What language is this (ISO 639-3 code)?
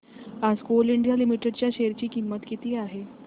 mar